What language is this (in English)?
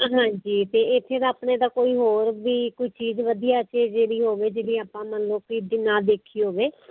Punjabi